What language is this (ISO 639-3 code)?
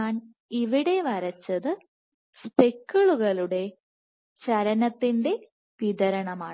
mal